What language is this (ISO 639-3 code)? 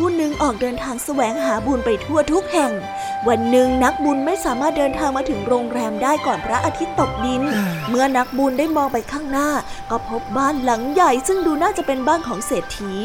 tha